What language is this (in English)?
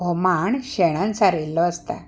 Konkani